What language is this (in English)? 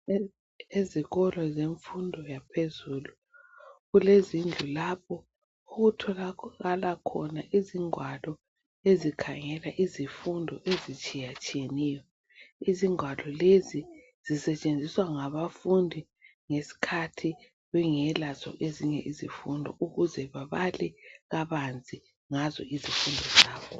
North Ndebele